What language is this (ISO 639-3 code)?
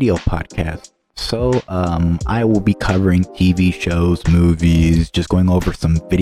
eng